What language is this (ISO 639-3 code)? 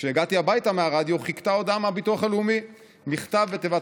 heb